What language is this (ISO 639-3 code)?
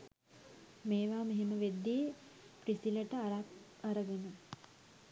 sin